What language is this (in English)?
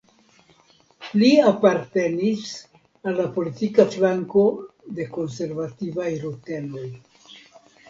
Esperanto